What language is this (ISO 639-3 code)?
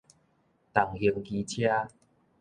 nan